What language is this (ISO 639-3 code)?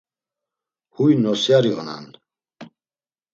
lzz